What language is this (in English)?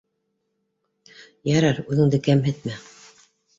Bashkir